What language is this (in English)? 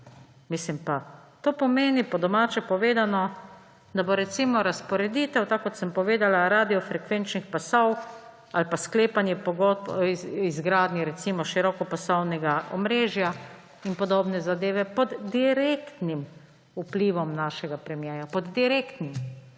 Slovenian